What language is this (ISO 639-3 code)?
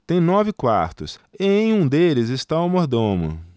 por